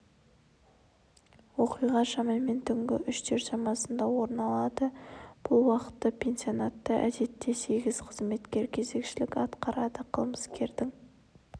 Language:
Kazakh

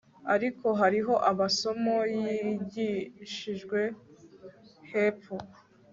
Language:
Kinyarwanda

